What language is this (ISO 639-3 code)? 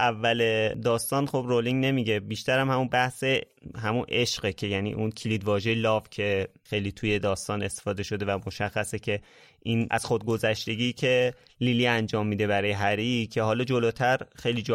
fas